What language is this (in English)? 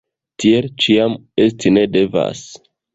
Esperanto